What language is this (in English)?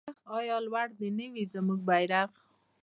Pashto